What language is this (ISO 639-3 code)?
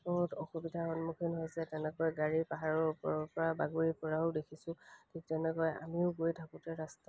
asm